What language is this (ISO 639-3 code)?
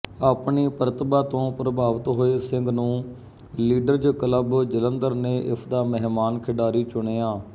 pan